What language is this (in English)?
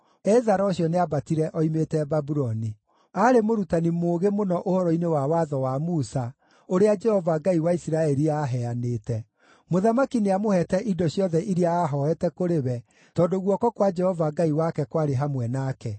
Kikuyu